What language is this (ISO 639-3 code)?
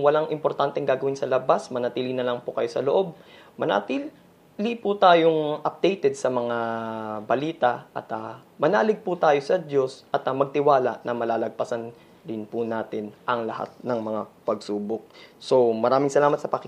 fil